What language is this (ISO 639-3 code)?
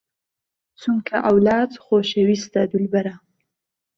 ckb